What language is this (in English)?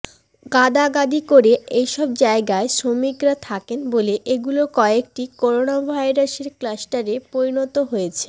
Bangla